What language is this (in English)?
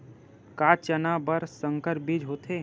Chhattisgarhi